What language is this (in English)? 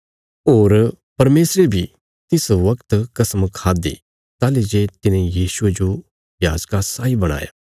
Bilaspuri